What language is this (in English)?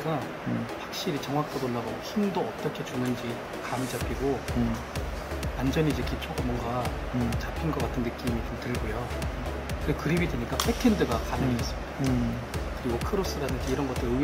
Korean